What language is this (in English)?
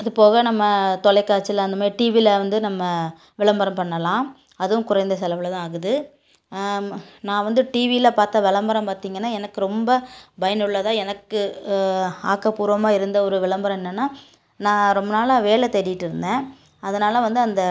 Tamil